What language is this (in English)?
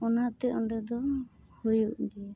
Santali